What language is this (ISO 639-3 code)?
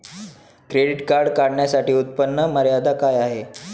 mar